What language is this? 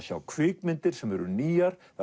Icelandic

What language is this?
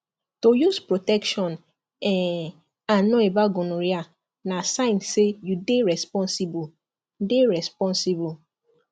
Nigerian Pidgin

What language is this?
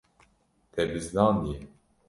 Kurdish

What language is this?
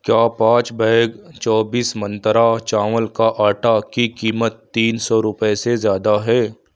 Urdu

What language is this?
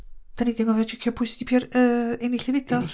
Welsh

